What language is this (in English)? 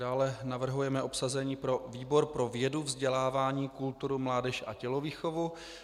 Czech